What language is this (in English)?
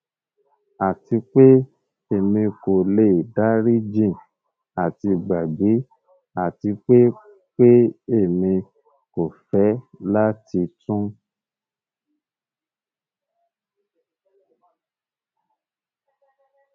Yoruba